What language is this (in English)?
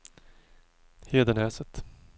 Swedish